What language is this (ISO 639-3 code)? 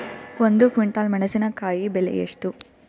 kan